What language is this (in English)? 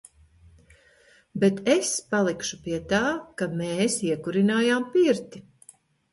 Latvian